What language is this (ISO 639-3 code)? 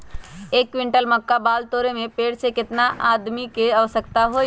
mag